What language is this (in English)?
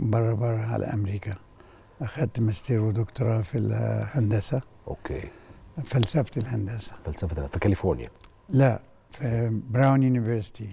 Arabic